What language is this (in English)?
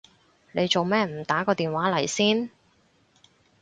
Cantonese